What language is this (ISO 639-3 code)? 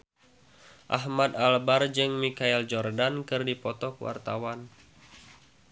sun